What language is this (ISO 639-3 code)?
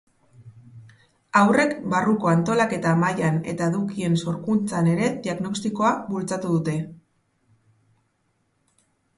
eus